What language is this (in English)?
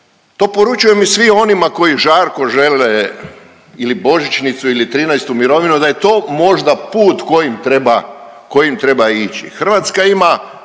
Croatian